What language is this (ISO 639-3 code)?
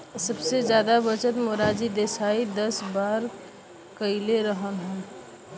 bho